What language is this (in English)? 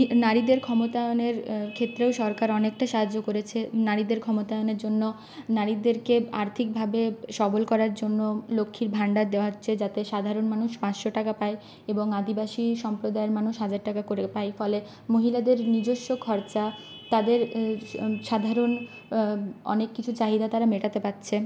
Bangla